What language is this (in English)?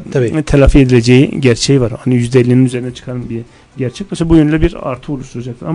Turkish